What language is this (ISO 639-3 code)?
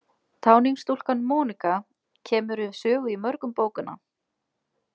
isl